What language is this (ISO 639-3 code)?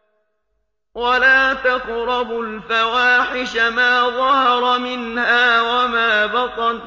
ara